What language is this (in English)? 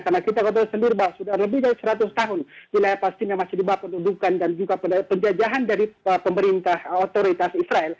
Indonesian